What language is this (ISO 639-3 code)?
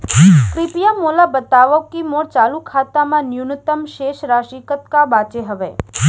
hne